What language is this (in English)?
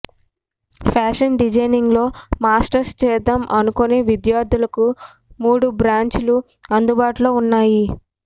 Telugu